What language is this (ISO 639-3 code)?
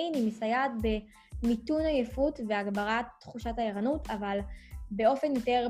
heb